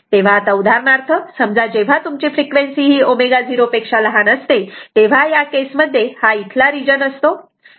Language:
Marathi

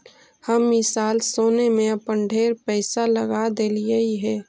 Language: Magahi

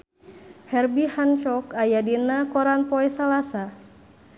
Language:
Sundanese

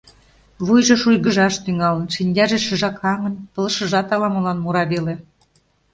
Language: Mari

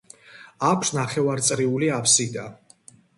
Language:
Georgian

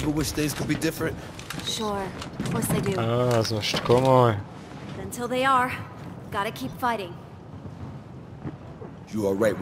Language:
Hungarian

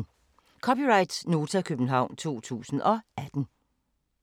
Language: Danish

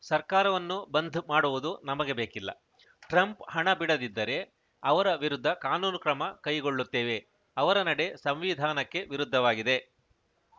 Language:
Kannada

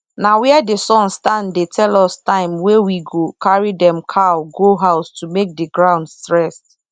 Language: Nigerian Pidgin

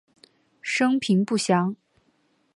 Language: Chinese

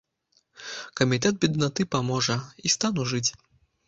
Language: Belarusian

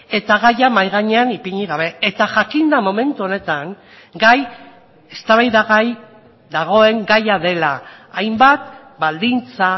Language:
Basque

